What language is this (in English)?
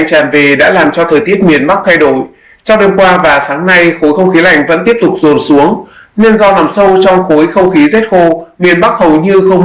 Vietnamese